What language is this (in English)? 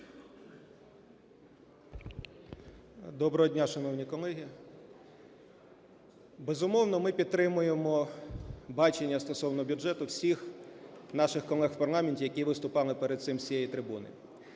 Ukrainian